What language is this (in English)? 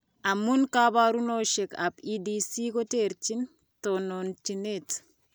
Kalenjin